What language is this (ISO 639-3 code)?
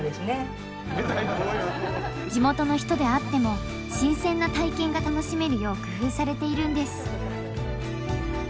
jpn